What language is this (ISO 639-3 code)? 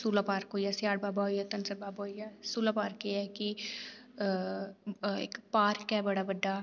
doi